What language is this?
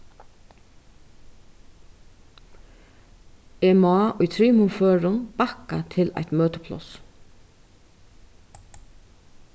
Faroese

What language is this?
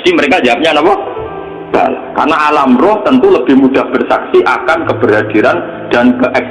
Indonesian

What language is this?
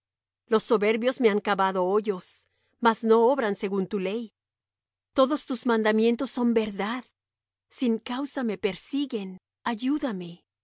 Spanish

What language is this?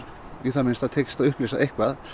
Icelandic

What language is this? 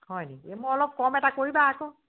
Assamese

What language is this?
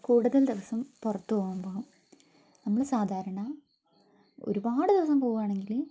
Malayalam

